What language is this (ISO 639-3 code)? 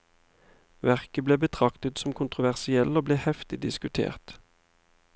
nor